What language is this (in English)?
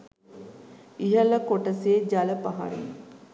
Sinhala